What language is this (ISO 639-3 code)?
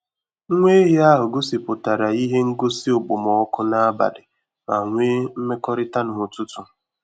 ibo